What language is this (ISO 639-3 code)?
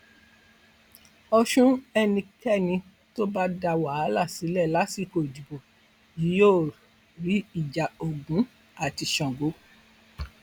yor